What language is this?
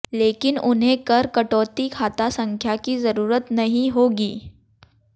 Hindi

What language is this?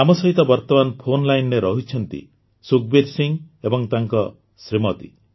Odia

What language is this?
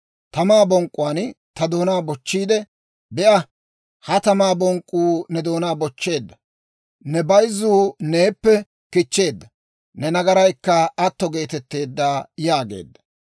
Dawro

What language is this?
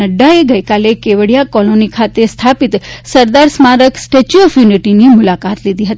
Gujarati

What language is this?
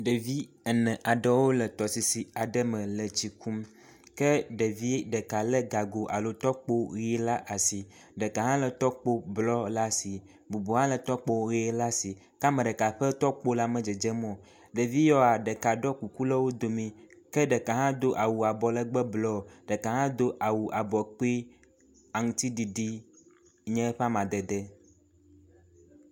Ewe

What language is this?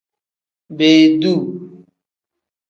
Tem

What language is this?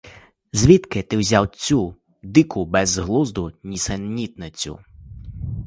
Ukrainian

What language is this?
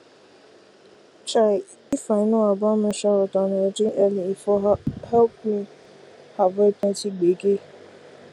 Nigerian Pidgin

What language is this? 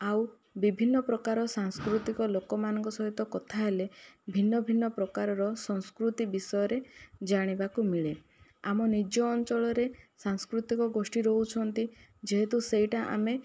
Odia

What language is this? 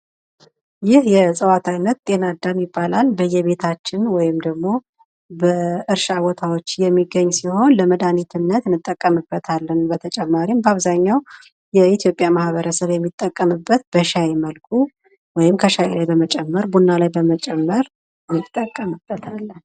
Amharic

